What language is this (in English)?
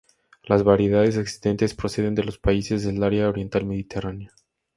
Spanish